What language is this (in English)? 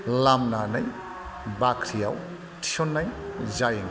Bodo